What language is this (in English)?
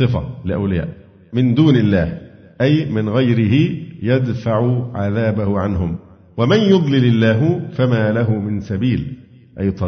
Arabic